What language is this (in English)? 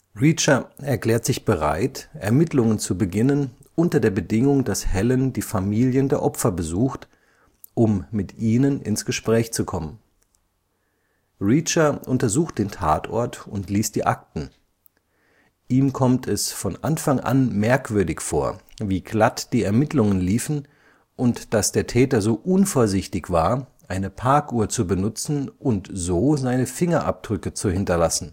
German